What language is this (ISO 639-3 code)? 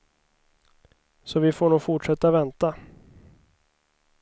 swe